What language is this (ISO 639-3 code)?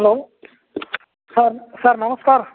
ori